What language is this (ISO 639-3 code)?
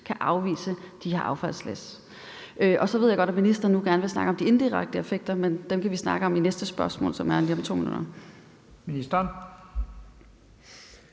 dan